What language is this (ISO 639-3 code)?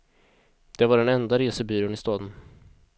swe